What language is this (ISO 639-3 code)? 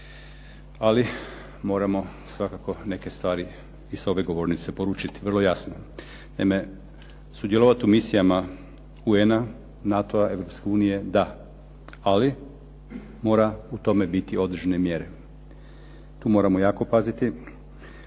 hrv